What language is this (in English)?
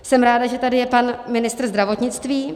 Czech